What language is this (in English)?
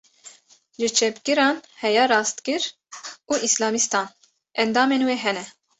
Kurdish